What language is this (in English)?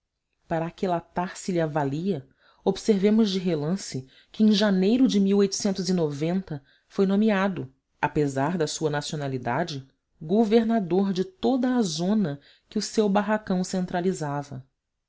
Portuguese